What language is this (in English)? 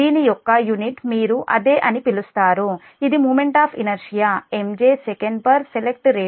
Telugu